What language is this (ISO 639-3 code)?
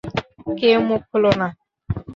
ben